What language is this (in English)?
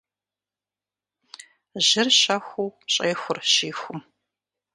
Kabardian